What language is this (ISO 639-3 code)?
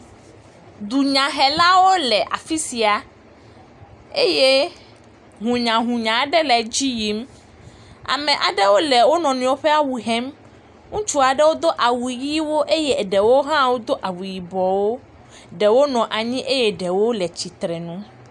ewe